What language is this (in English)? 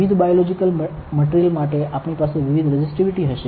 Gujarati